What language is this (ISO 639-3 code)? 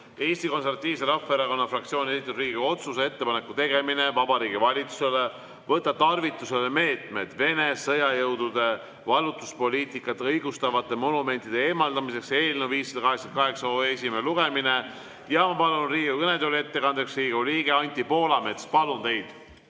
est